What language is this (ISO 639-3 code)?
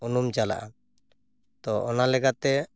sat